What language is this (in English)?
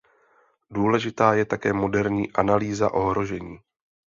Czech